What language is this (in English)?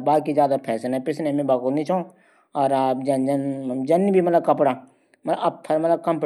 Garhwali